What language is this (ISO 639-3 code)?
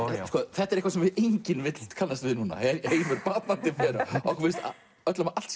isl